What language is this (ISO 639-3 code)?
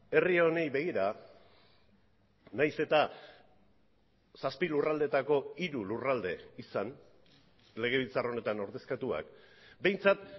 eus